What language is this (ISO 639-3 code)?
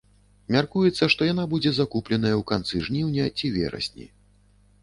bel